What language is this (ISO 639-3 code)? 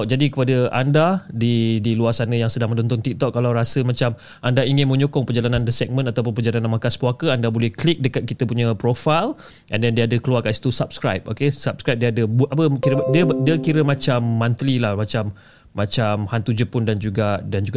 msa